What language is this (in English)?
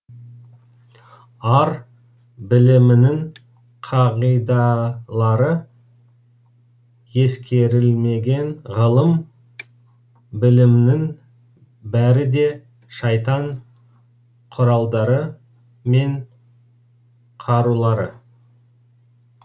Kazakh